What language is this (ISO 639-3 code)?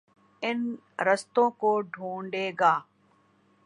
urd